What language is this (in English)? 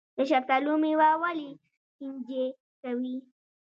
Pashto